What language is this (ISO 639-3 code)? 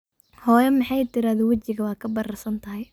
som